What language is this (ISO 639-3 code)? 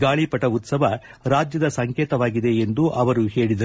kan